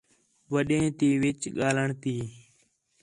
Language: Khetrani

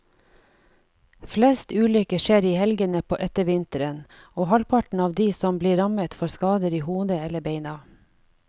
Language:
Norwegian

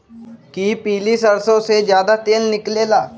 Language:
Magahi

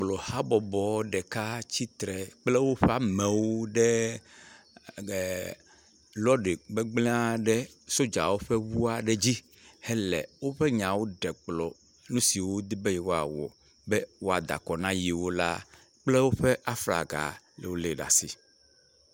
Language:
Ewe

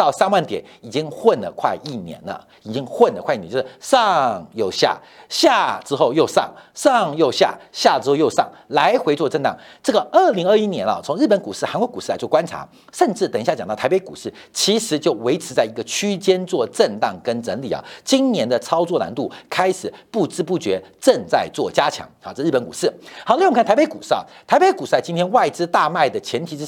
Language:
Chinese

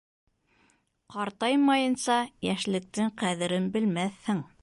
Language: Bashkir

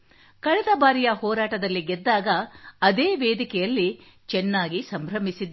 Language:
Kannada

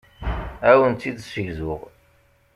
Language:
Kabyle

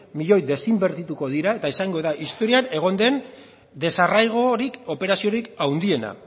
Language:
Basque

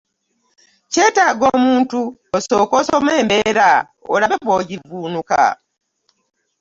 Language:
Ganda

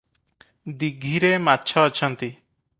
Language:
Odia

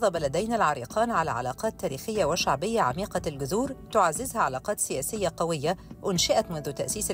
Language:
Arabic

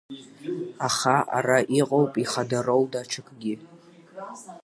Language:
Abkhazian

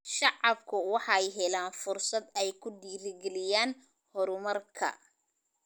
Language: Somali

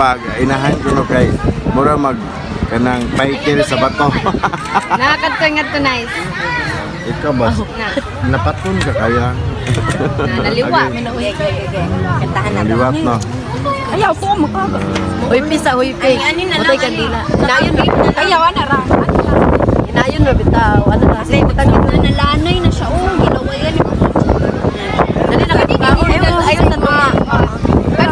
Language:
Filipino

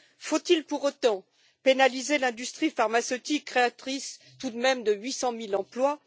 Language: French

